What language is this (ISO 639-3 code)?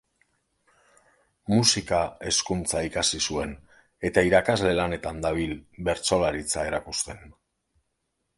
eus